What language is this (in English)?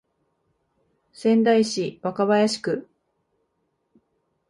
Japanese